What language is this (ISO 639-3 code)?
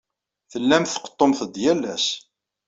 kab